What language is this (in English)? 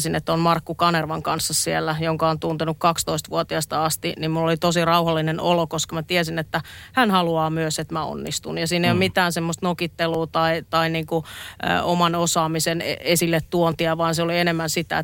Finnish